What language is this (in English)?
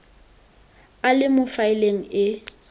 Tswana